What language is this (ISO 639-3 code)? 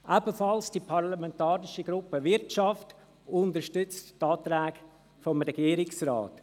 gsw